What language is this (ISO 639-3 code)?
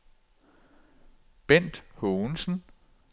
dan